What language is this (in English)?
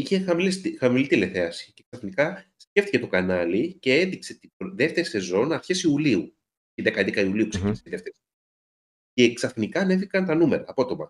Greek